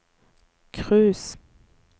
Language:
Norwegian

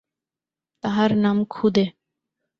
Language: Bangla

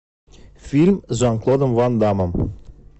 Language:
Russian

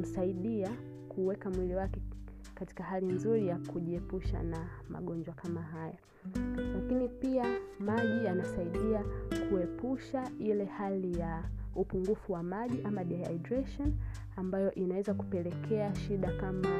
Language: Swahili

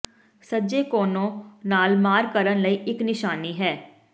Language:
Punjabi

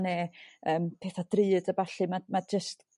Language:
Welsh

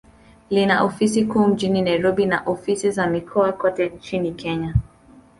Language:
Swahili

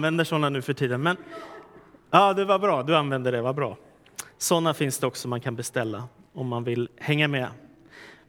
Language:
Swedish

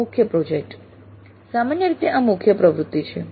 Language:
Gujarati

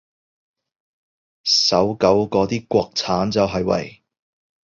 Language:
Cantonese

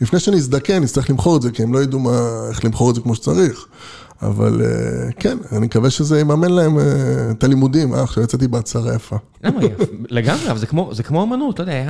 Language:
Hebrew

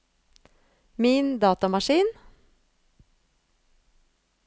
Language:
Norwegian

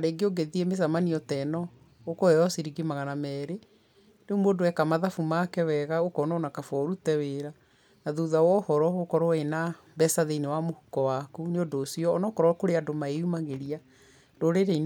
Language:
Kikuyu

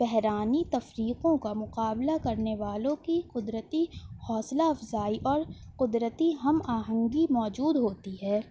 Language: Urdu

